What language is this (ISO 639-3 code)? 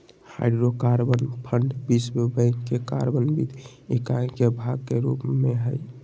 mag